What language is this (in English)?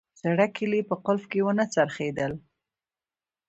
Pashto